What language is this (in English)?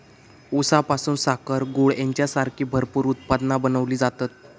Marathi